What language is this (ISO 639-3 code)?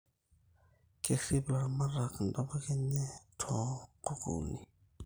mas